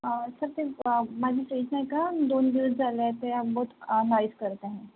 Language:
Marathi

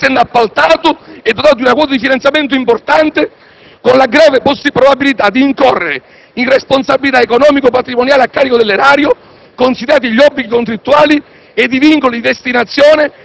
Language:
Italian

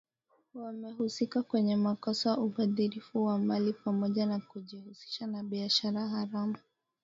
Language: Swahili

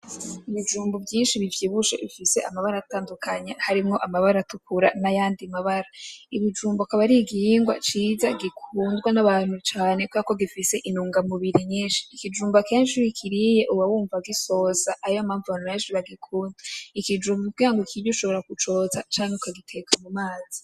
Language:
Rundi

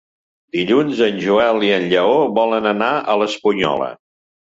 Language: Catalan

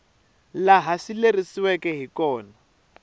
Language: Tsonga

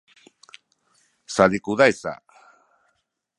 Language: Sakizaya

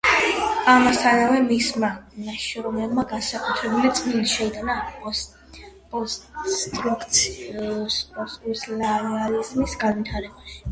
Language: Georgian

